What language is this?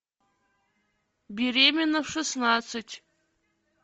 Russian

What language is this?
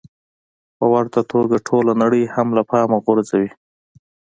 Pashto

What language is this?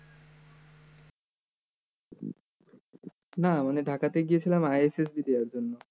Bangla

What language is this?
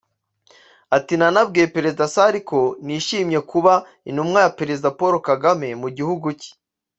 Kinyarwanda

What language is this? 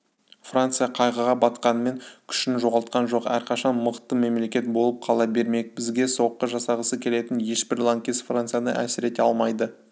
Kazakh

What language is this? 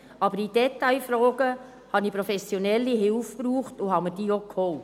Swiss German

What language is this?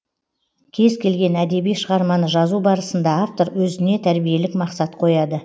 Kazakh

